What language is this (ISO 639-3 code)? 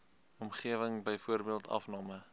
afr